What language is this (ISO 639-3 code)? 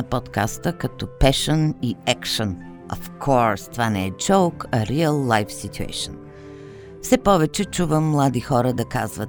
bul